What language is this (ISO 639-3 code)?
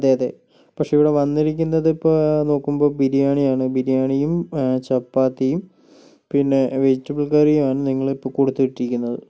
mal